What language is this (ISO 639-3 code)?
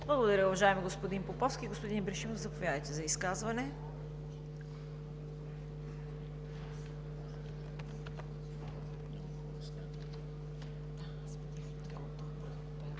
bul